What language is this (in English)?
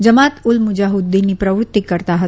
Gujarati